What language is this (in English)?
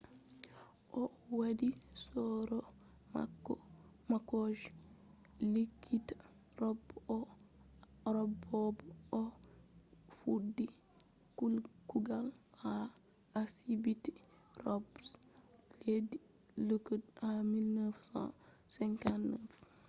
Fula